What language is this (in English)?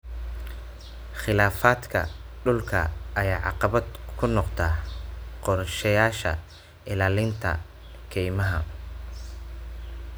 Somali